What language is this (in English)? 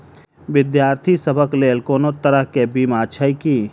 Maithili